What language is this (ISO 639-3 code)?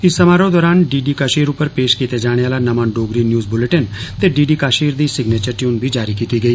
doi